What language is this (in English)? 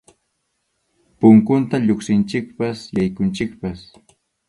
Arequipa-La Unión Quechua